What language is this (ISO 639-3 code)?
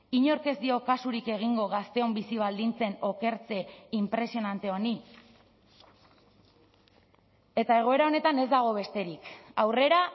eus